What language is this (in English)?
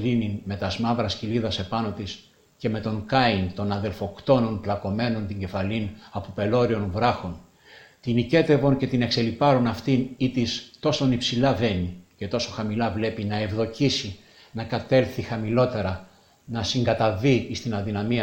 Greek